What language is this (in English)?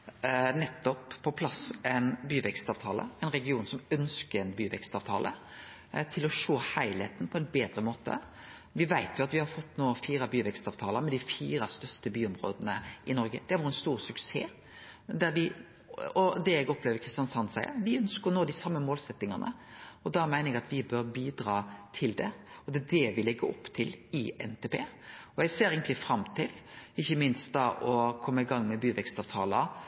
Norwegian Nynorsk